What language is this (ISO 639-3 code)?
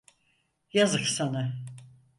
tur